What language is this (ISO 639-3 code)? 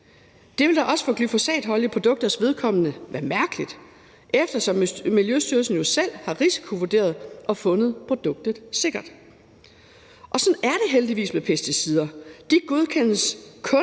dan